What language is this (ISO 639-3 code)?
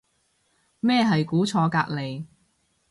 yue